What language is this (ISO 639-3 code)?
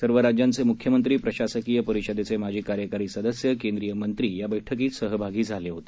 mar